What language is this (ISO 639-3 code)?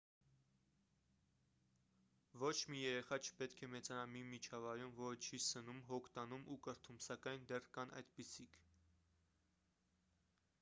hye